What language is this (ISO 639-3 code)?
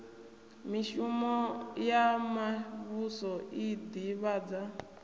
ven